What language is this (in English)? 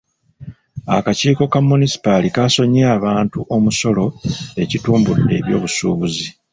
Ganda